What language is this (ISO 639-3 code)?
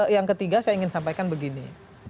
ind